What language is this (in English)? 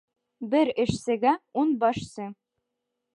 Bashkir